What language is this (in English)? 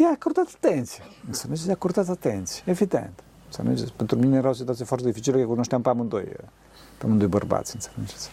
Romanian